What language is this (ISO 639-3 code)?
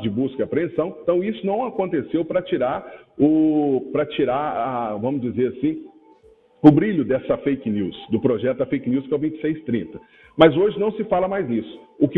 por